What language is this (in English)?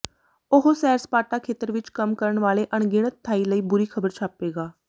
Punjabi